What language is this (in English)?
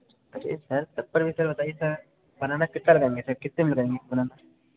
Hindi